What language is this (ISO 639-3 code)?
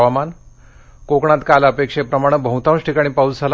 mar